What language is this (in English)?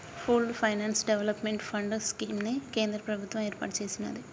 Telugu